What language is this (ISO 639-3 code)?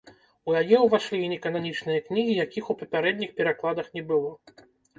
bel